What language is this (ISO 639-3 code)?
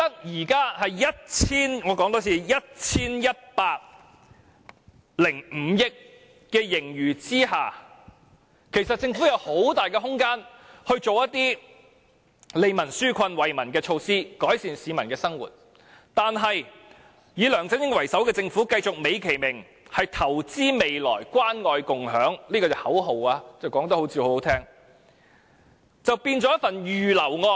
yue